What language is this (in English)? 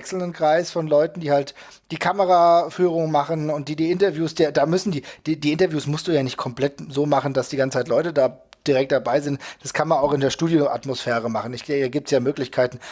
German